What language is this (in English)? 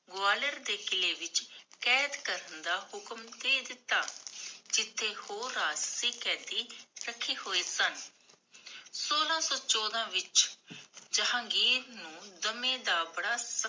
Punjabi